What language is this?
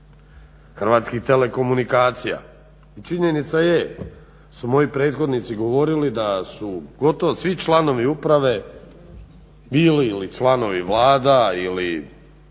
Croatian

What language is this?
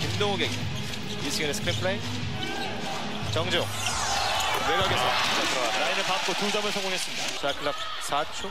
Korean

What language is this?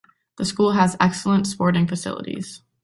English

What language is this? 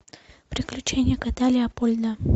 Russian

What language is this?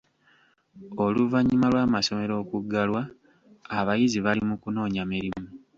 Ganda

